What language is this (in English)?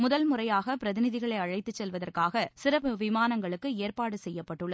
Tamil